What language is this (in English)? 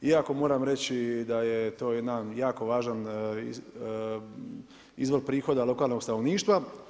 Croatian